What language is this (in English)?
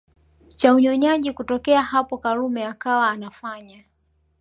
Swahili